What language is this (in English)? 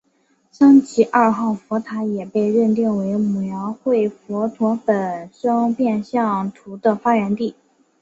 Chinese